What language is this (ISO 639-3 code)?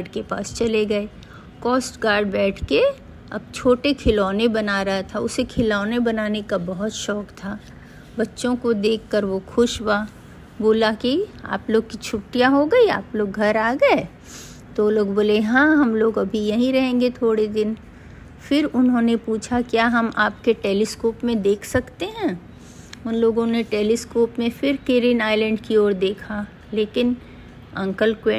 hin